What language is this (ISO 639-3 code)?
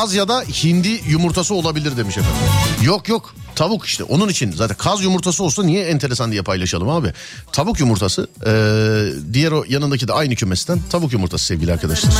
tur